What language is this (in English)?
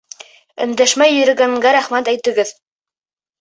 Bashkir